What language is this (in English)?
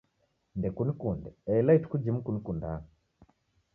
Taita